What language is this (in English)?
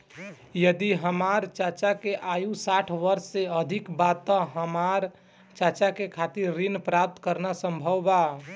Bhojpuri